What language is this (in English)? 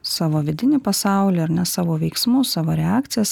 Lithuanian